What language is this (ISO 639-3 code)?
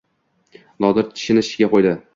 uzb